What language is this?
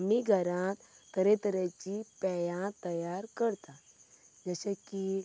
Konkani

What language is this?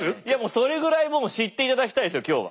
Japanese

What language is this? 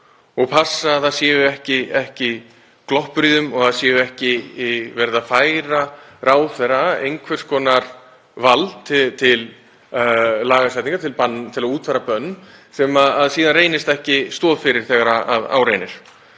Icelandic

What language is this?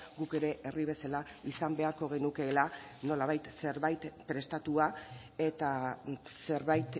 Basque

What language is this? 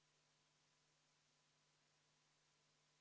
Estonian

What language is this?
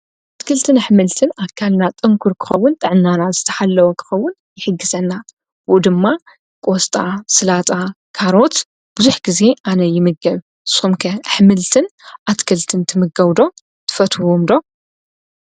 Tigrinya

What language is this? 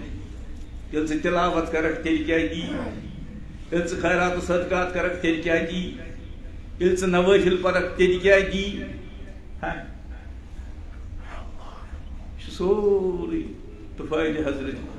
Romanian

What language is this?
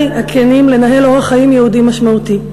Hebrew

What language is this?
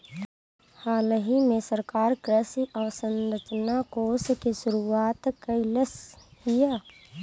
Bhojpuri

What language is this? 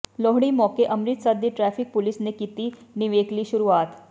Punjabi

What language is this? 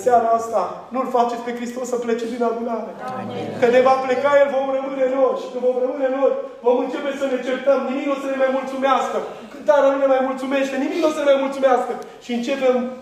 Romanian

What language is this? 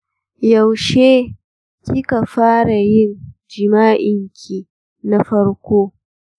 Hausa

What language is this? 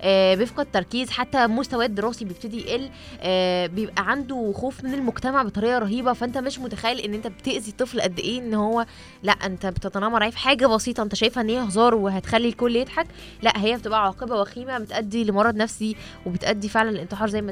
Arabic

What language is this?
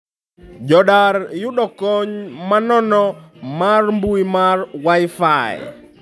Luo (Kenya and Tanzania)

